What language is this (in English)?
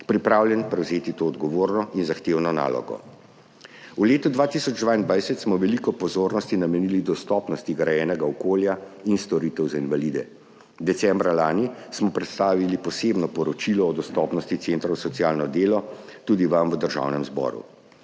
Slovenian